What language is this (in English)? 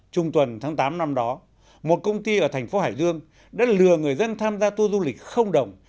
Vietnamese